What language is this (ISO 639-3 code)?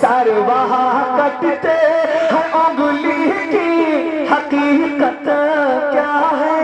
hin